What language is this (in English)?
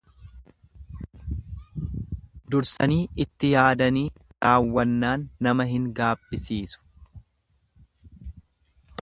Oromo